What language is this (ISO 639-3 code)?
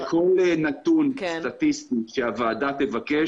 heb